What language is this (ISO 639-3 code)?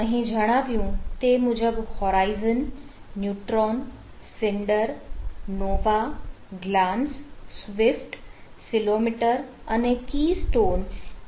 guj